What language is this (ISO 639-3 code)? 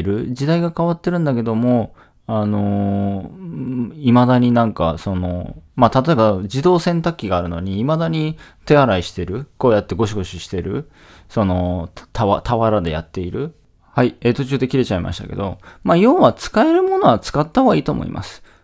jpn